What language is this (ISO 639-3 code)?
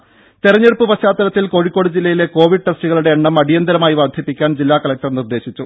mal